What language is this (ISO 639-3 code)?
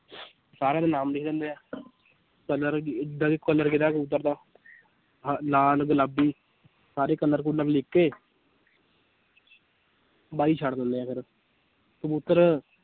pan